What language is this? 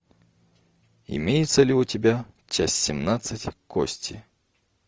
Russian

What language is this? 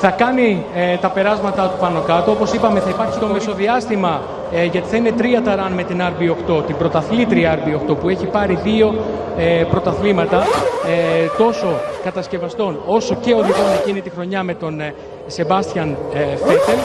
Greek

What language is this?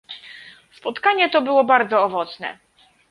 Polish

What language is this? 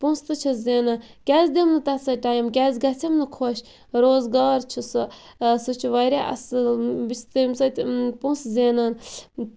Kashmiri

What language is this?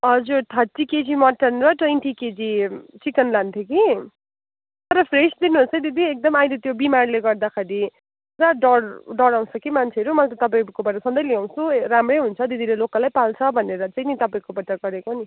Nepali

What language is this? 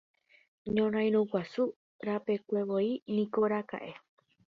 Guarani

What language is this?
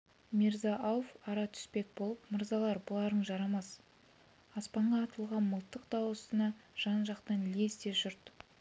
Kazakh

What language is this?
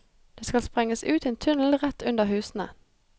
Norwegian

